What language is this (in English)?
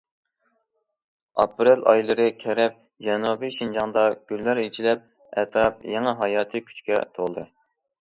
Uyghur